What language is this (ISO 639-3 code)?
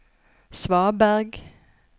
nor